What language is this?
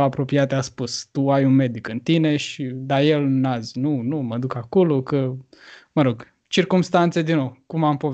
Romanian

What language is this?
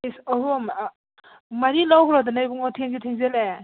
Manipuri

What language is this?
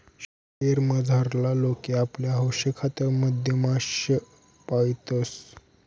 Marathi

